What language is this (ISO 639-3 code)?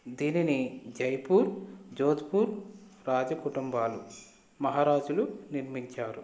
tel